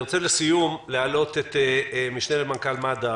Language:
Hebrew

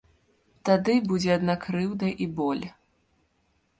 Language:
Belarusian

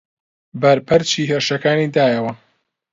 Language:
Central Kurdish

